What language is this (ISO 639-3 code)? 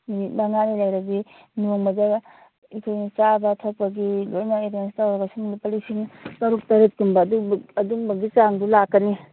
mni